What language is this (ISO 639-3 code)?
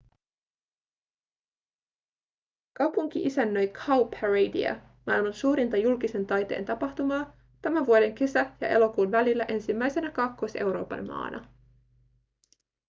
fin